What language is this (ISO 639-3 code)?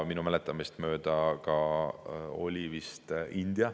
est